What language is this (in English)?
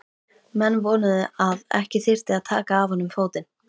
Icelandic